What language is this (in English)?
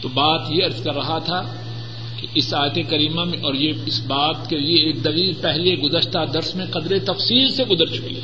Urdu